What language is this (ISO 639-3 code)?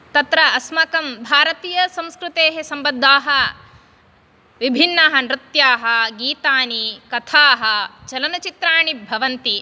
san